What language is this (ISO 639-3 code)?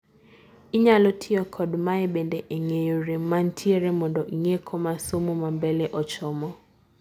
luo